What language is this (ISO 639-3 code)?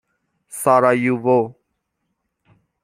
fas